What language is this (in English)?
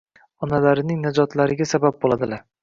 Uzbek